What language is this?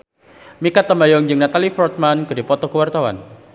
Sundanese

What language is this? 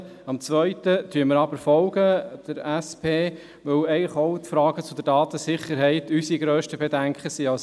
Swiss German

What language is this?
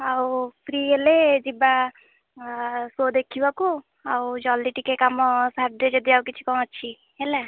Odia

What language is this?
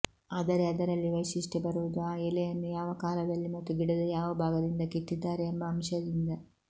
Kannada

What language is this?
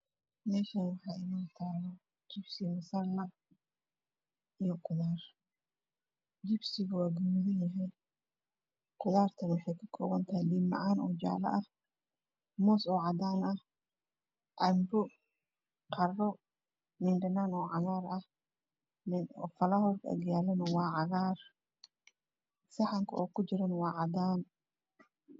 Somali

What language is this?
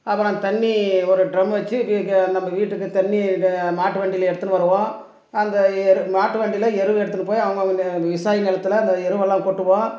Tamil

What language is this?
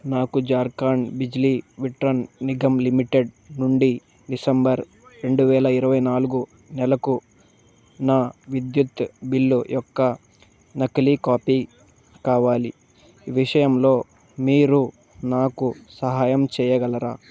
Telugu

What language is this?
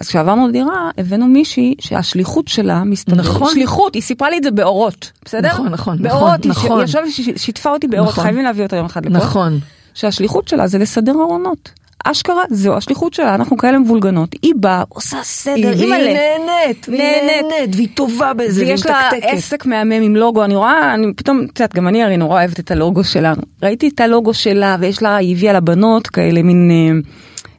Hebrew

